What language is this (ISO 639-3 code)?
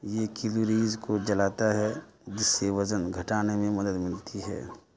urd